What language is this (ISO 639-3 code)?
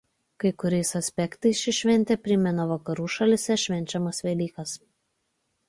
lit